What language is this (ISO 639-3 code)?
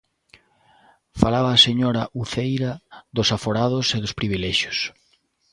glg